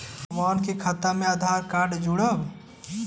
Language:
Bhojpuri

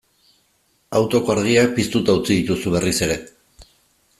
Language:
Basque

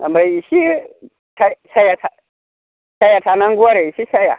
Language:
Bodo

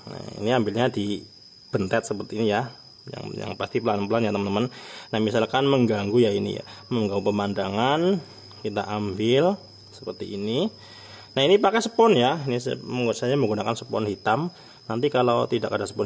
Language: Indonesian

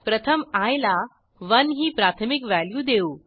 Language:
Marathi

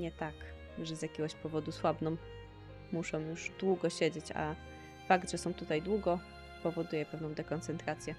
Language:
Polish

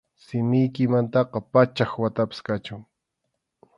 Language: Arequipa-La Unión Quechua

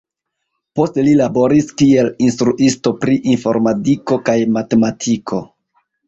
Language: Esperanto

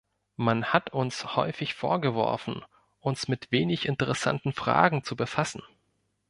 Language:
German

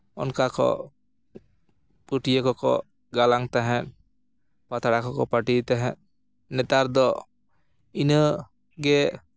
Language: Santali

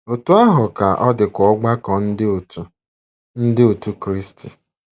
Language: Igbo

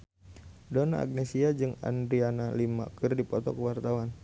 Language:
Sundanese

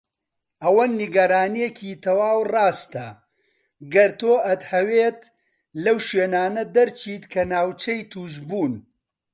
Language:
Central Kurdish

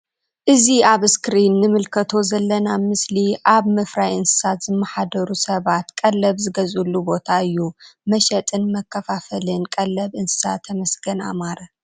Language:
Tigrinya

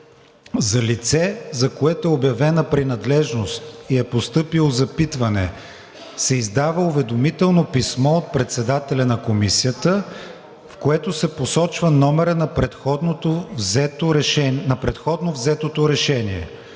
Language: Bulgarian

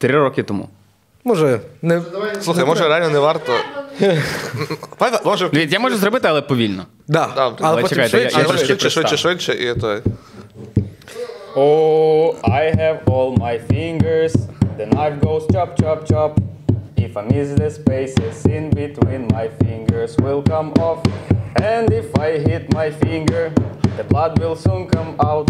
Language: Ukrainian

